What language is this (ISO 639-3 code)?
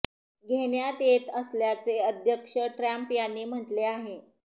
mar